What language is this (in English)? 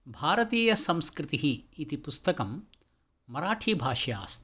Sanskrit